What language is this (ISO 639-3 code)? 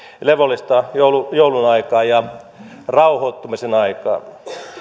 fin